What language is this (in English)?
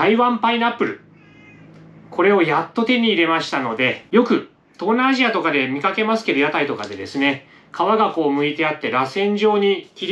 Japanese